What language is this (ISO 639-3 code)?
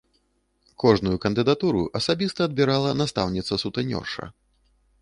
bel